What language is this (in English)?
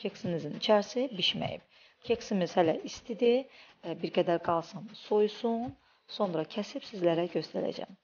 Turkish